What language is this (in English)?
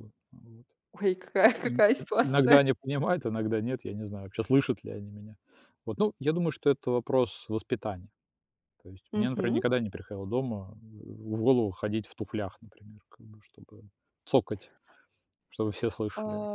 Russian